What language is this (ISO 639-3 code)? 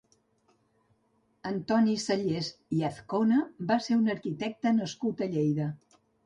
cat